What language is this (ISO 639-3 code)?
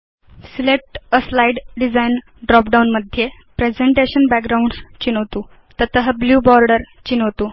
san